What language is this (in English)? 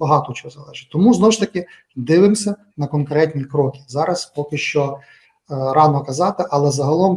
Ukrainian